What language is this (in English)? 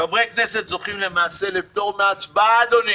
Hebrew